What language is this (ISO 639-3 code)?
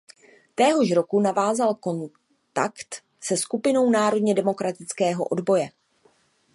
ces